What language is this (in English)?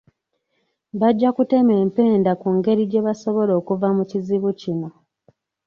Ganda